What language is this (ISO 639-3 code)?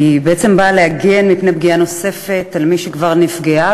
heb